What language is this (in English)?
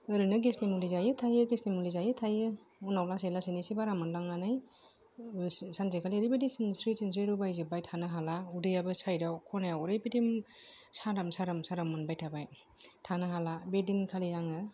Bodo